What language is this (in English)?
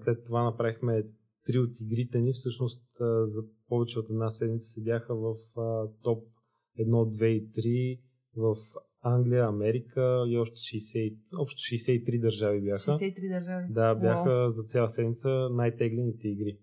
Bulgarian